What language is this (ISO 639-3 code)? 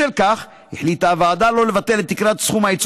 heb